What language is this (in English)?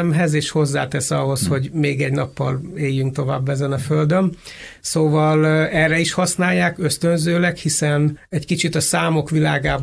Hungarian